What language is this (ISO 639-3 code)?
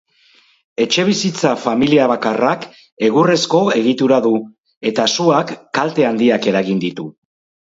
eus